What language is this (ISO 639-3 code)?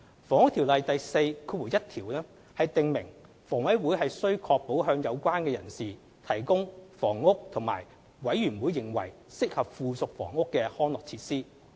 yue